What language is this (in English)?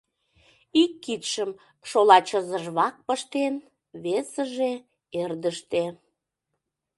Mari